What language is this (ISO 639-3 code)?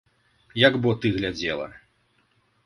bel